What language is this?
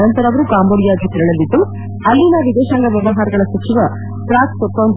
Kannada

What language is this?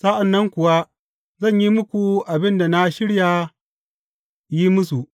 Hausa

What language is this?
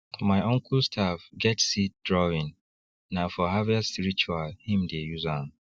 Nigerian Pidgin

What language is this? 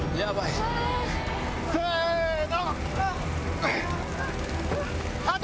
Japanese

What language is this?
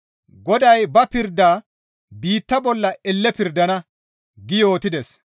Gamo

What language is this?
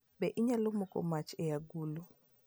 Luo (Kenya and Tanzania)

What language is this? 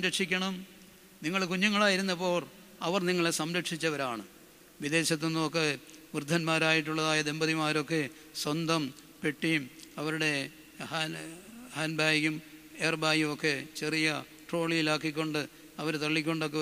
Malayalam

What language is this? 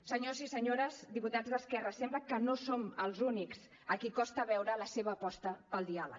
Catalan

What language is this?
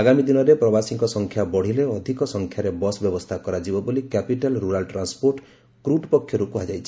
Odia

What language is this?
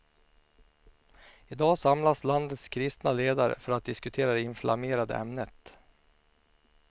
Swedish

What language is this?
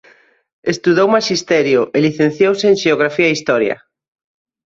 Galician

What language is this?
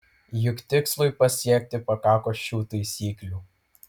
Lithuanian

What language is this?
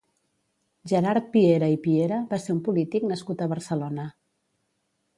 Catalan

